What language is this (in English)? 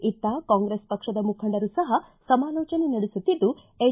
Kannada